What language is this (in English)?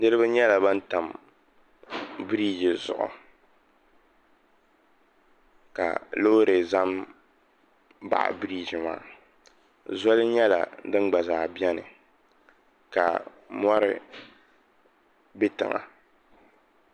Dagbani